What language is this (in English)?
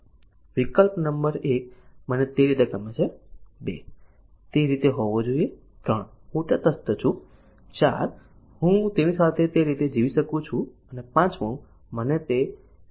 Gujarati